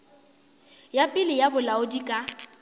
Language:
Northern Sotho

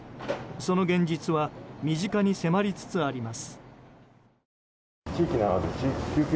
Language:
Japanese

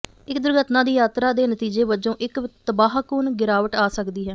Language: Punjabi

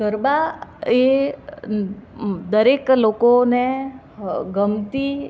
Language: Gujarati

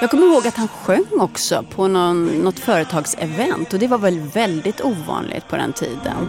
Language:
Swedish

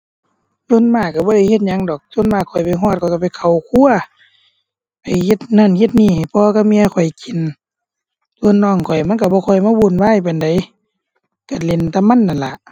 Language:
Thai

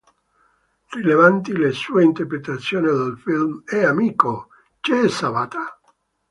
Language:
Italian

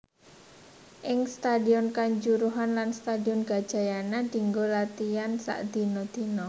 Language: Javanese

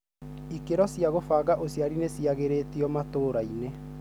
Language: Kikuyu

